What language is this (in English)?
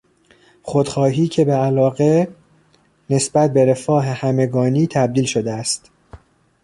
Persian